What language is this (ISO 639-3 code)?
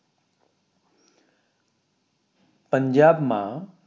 guj